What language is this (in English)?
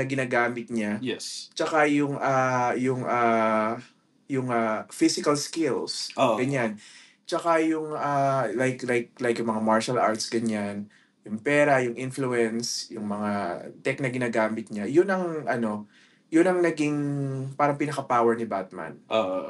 Filipino